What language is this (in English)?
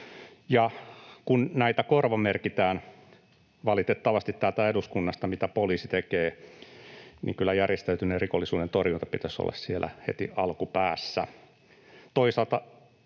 Finnish